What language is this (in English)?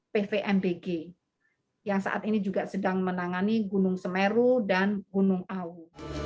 Indonesian